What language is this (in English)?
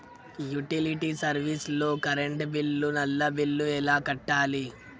Telugu